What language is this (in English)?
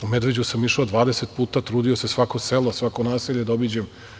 Serbian